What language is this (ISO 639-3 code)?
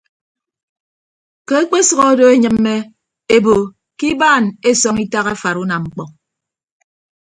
ibb